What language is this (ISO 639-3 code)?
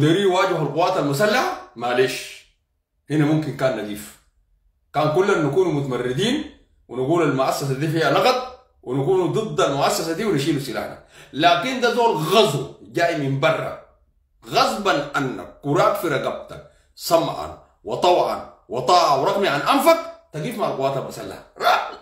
ara